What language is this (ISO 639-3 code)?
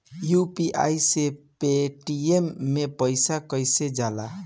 bho